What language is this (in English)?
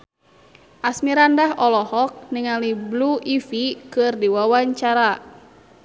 Sundanese